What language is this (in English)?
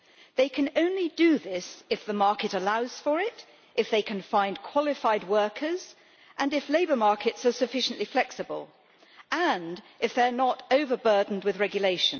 English